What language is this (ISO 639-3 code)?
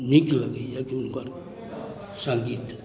mai